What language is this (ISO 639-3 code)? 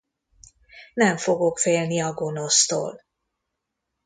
hun